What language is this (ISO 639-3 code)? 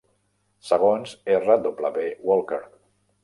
cat